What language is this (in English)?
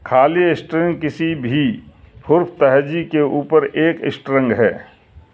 Urdu